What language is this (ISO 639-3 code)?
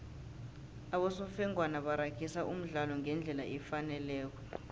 nbl